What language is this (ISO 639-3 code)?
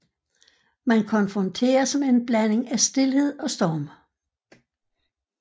dan